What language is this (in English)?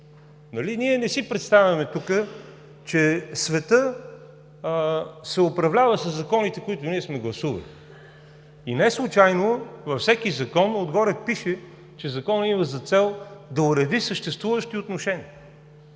Bulgarian